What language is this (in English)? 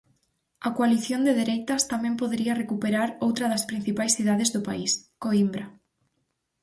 Galician